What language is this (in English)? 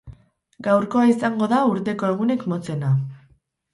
Basque